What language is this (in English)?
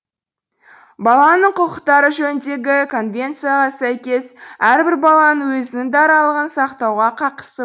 Kazakh